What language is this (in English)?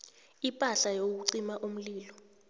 South Ndebele